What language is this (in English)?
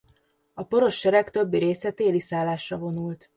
Hungarian